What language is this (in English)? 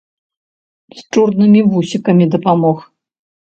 Belarusian